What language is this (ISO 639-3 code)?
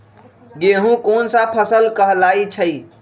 mag